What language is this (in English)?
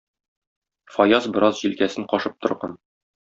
Tatar